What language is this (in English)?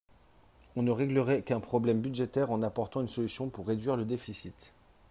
French